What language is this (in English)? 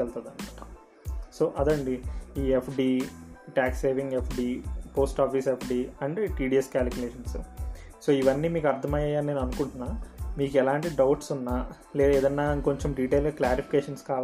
Telugu